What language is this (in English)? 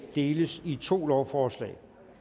Danish